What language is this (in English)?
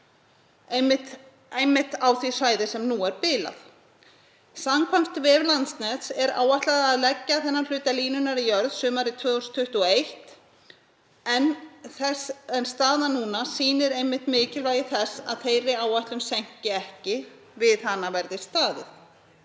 Icelandic